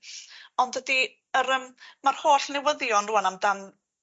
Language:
Welsh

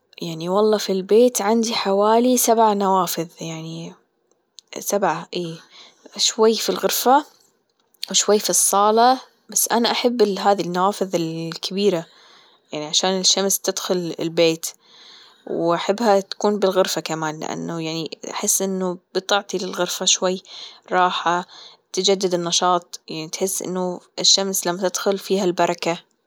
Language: Gulf Arabic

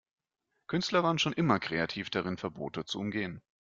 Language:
German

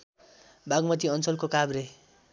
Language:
Nepali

